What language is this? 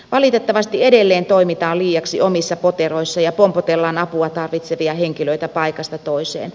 Finnish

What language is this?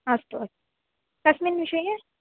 Sanskrit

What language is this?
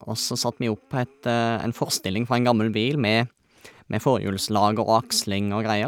Norwegian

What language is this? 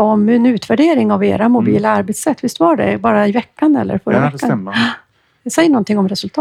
Swedish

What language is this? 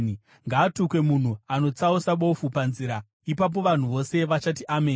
Shona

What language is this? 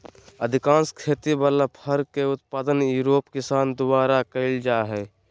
Magahi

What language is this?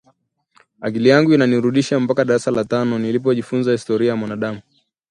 Swahili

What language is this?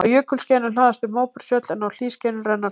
Icelandic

